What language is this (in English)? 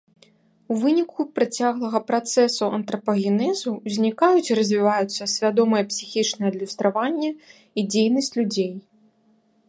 Belarusian